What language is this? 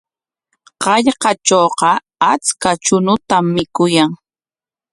Corongo Ancash Quechua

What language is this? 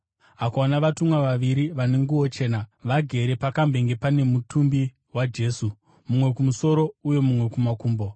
Shona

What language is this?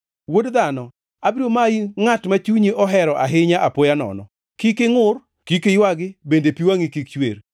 Luo (Kenya and Tanzania)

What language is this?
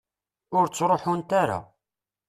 Kabyle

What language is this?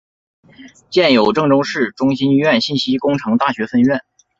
Chinese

